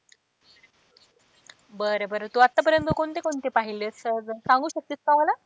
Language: Marathi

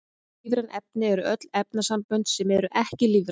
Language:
Icelandic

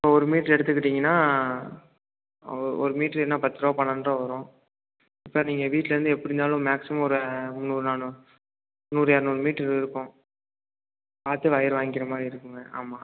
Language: Tamil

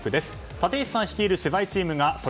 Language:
Japanese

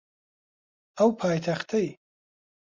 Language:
Central Kurdish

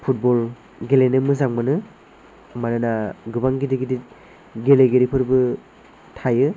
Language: Bodo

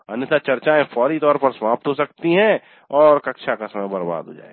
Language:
Hindi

